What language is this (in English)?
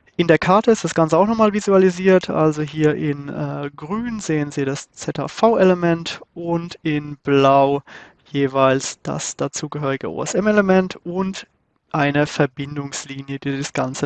German